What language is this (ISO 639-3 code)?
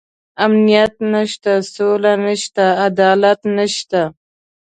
pus